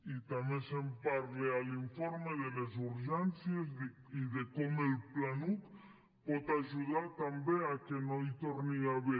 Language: Catalan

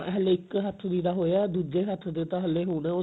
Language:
Punjabi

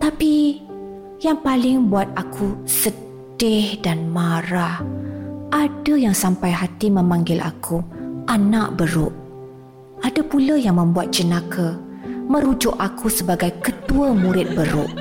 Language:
Malay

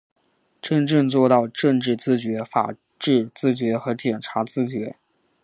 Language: Chinese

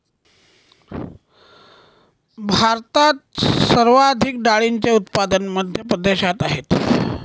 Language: Marathi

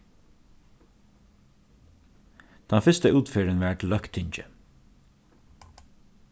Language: Faroese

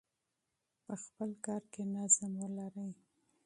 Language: Pashto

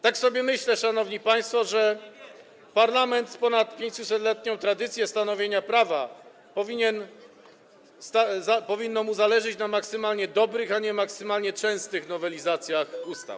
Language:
Polish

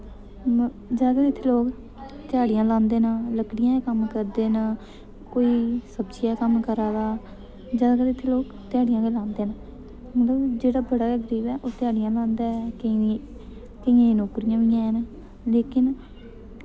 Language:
Dogri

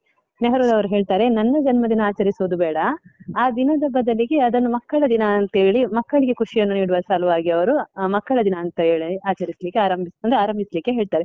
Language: Kannada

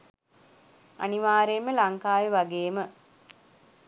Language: Sinhala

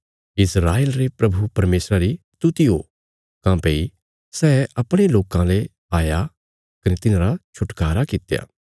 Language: Bilaspuri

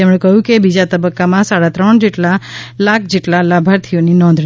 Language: Gujarati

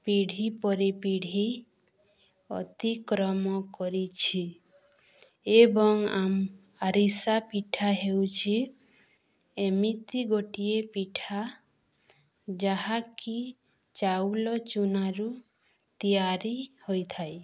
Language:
Odia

